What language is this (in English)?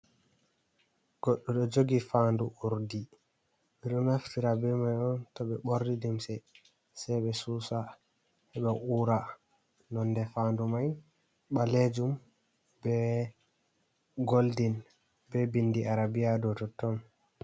Fula